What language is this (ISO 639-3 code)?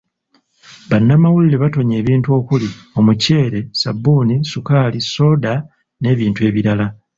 lug